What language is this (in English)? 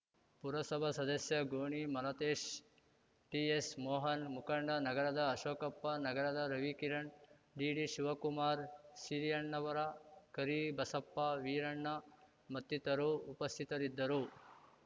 Kannada